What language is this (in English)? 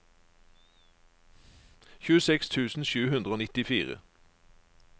Norwegian